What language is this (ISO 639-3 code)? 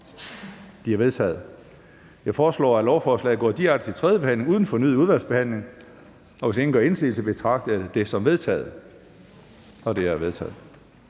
dan